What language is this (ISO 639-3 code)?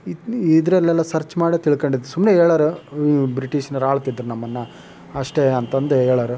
kan